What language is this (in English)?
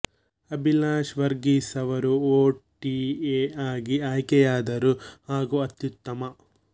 Kannada